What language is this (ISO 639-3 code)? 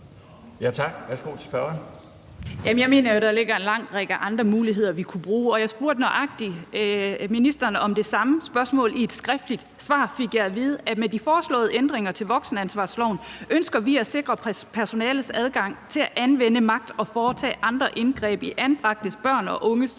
dan